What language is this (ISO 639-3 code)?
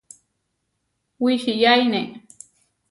var